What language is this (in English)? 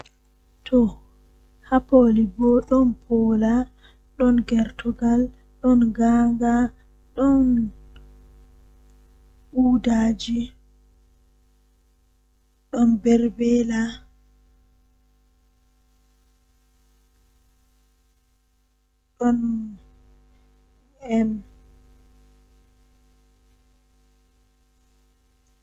Western Niger Fulfulde